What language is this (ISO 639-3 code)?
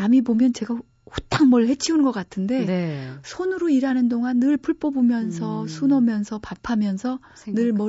kor